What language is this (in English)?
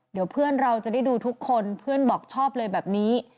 Thai